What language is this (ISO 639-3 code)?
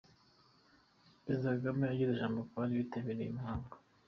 kin